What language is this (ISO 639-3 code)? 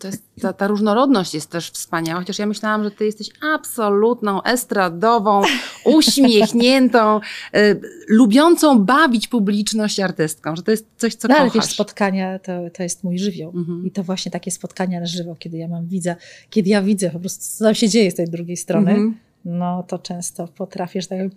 pol